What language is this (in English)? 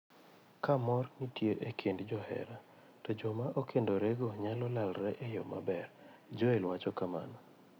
Luo (Kenya and Tanzania)